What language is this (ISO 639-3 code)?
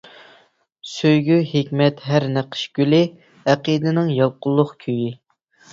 uig